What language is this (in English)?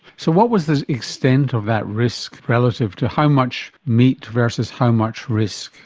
English